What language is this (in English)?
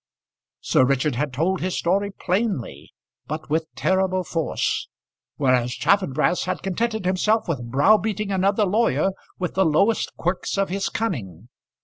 English